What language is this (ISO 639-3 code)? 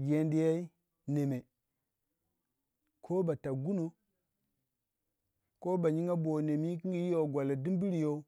wja